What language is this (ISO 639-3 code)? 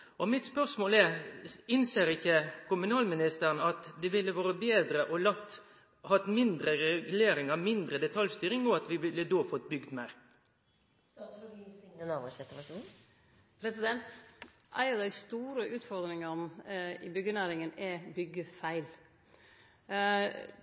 nno